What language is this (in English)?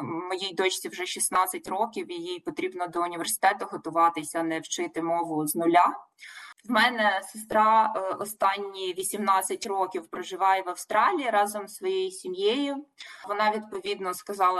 Ukrainian